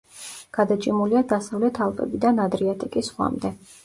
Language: Georgian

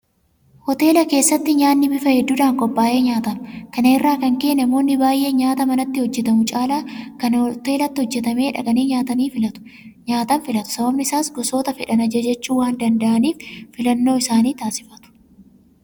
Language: Oromo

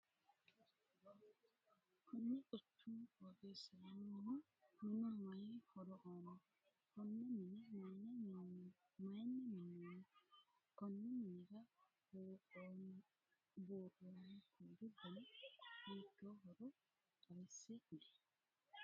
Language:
Sidamo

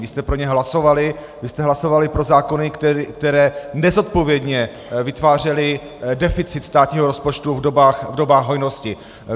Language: Czech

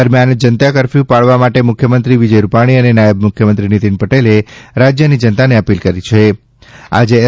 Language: Gujarati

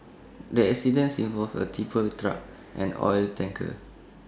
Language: English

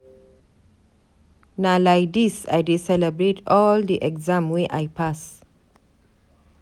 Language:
Nigerian Pidgin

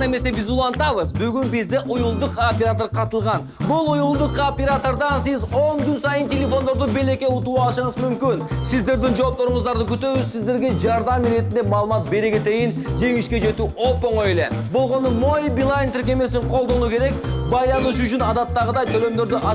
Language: Russian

